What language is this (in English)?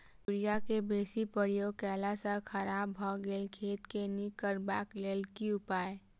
Maithili